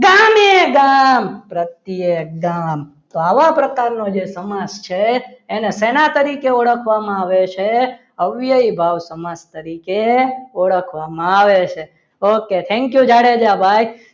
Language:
Gujarati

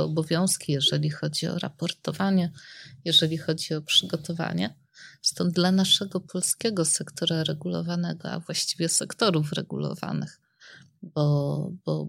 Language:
Polish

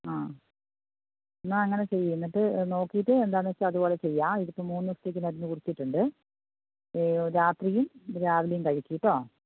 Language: Malayalam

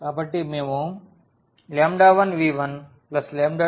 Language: Telugu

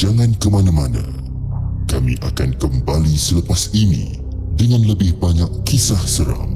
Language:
Malay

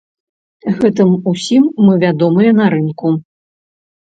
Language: Belarusian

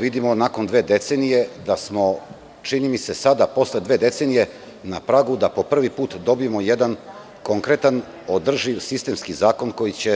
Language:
Serbian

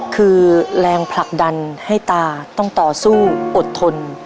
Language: Thai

